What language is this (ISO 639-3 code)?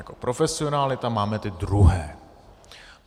ces